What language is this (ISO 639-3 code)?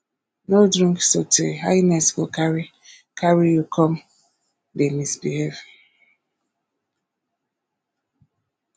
pcm